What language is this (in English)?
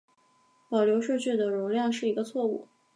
Chinese